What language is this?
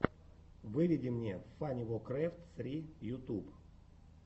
Russian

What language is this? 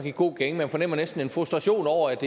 Danish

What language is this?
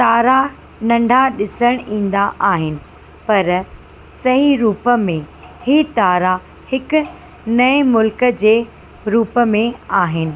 Sindhi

